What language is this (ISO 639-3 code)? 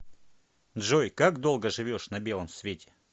rus